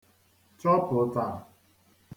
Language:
Igbo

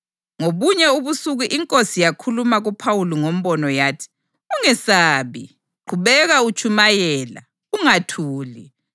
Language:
North Ndebele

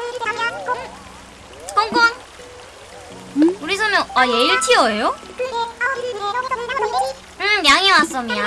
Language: Korean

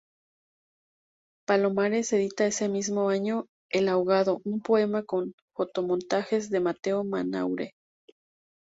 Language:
Spanish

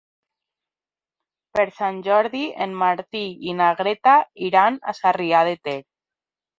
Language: Catalan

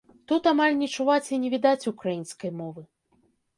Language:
Belarusian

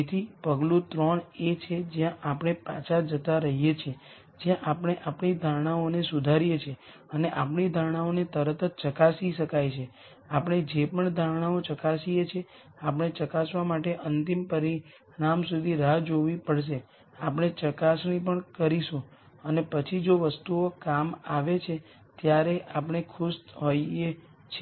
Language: Gujarati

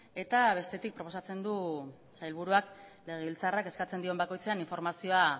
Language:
Basque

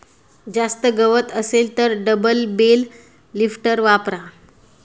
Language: Marathi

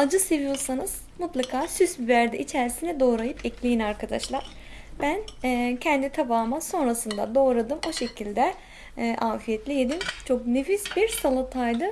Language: Turkish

